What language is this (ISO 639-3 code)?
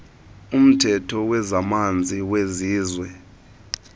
xho